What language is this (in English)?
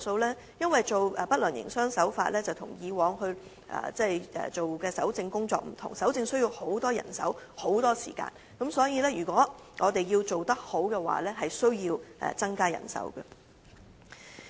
Cantonese